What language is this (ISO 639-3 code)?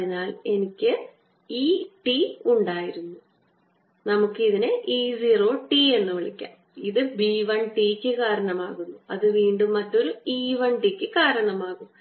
mal